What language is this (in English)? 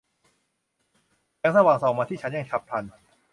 Thai